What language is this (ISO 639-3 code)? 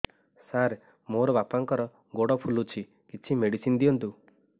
ori